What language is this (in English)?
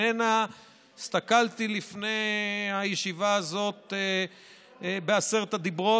Hebrew